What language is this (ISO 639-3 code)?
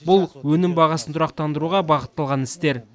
kaz